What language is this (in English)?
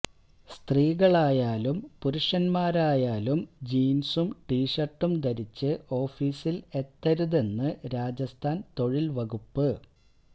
Malayalam